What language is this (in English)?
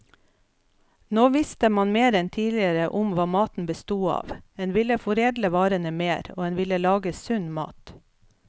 Norwegian